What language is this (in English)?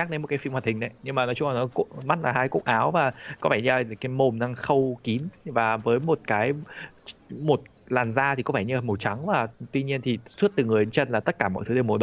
Vietnamese